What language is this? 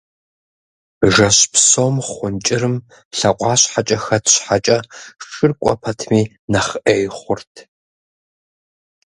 Kabardian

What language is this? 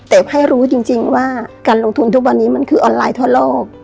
Thai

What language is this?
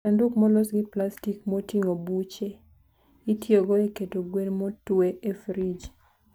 Luo (Kenya and Tanzania)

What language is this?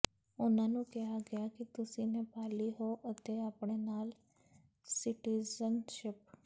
Punjabi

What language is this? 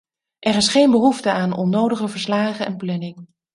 Dutch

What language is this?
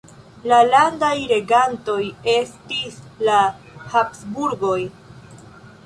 Esperanto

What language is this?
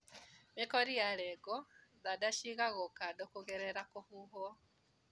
Kikuyu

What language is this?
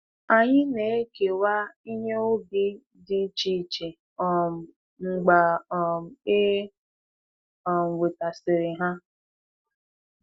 Igbo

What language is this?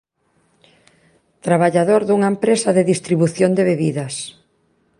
Galician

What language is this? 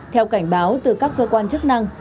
Vietnamese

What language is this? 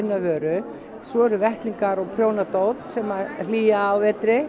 Icelandic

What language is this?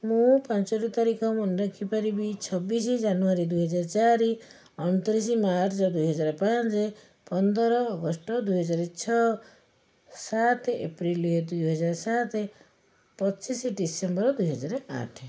Odia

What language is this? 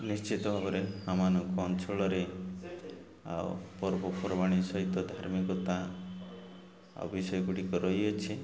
Odia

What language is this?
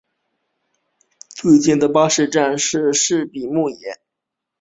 Chinese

